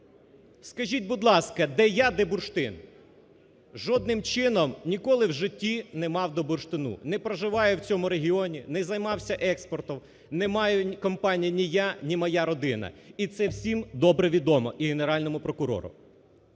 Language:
Ukrainian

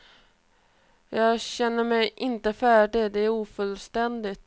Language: Swedish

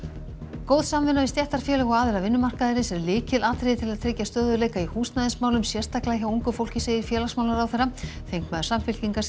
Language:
Icelandic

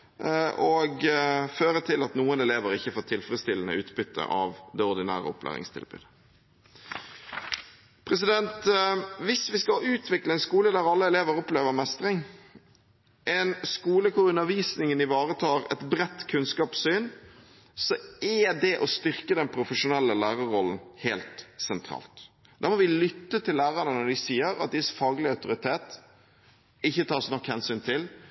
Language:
Norwegian Bokmål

